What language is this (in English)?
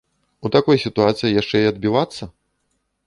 Belarusian